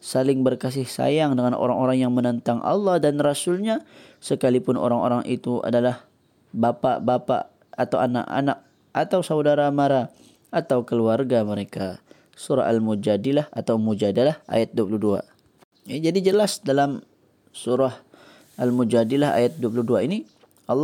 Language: Malay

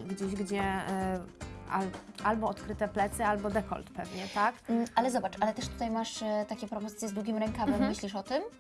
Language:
Polish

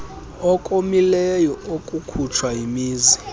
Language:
Xhosa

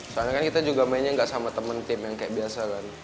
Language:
Indonesian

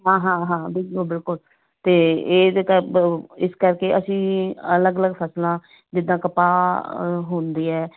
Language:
Punjabi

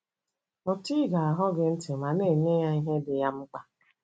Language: Igbo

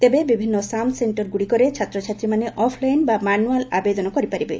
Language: Odia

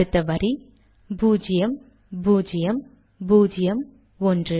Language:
Tamil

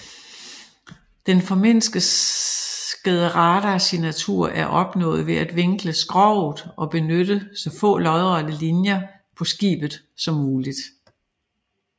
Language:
Danish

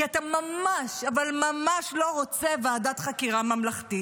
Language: Hebrew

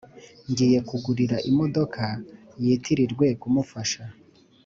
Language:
Kinyarwanda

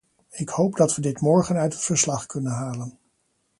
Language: Dutch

